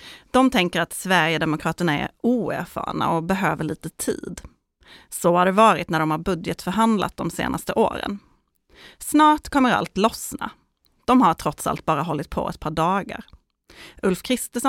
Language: Swedish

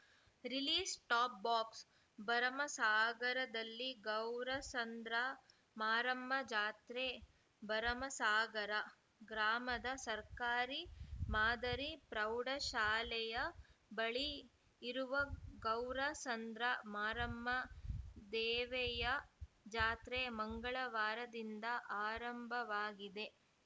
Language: Kannada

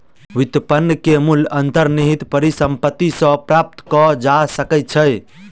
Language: Maithili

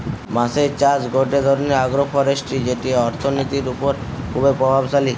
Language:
Bangla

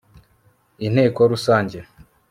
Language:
Kinyarwanda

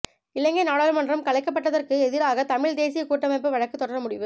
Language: Tamil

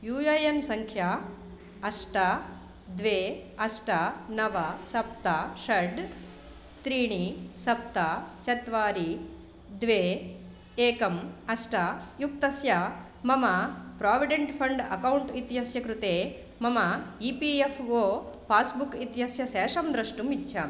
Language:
Sanskrit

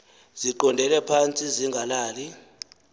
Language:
Xhosa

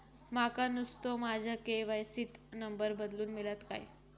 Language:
Marathi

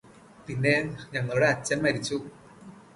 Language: Malayalam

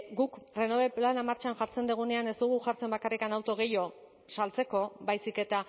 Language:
Basque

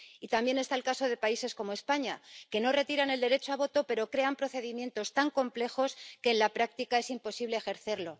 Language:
Spanish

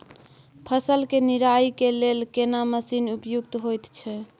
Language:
Maithili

